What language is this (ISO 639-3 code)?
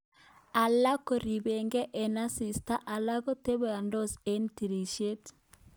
kln